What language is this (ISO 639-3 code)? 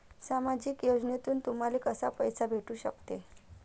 mar